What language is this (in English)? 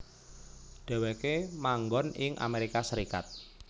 Javanese